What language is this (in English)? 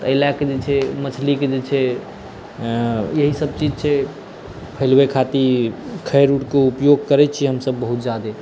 Maithili